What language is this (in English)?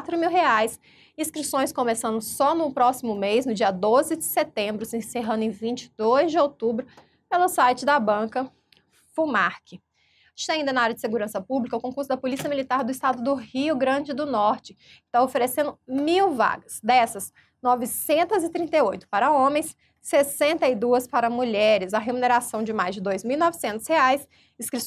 Portuguese